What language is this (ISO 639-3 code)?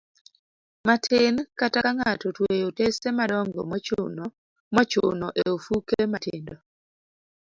luo